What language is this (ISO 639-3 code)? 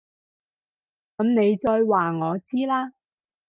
yue